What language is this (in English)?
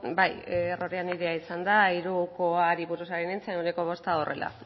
Basque